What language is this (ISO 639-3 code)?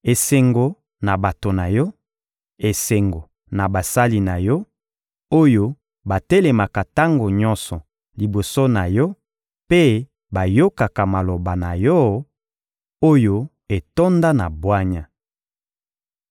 lin